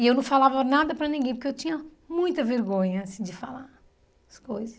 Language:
Portuguese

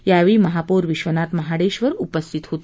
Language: Marathi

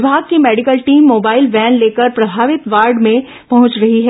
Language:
Hindi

